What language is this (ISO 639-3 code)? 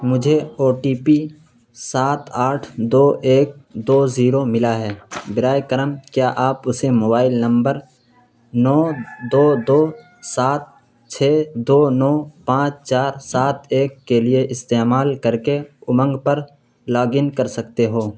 urd